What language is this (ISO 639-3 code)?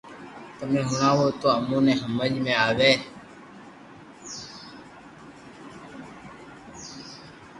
lrk